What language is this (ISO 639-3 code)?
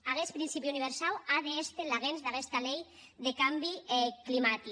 cat